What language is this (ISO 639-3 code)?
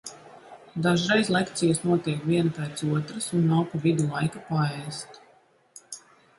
lav